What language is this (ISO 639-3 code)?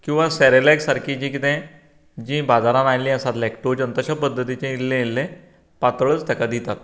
kok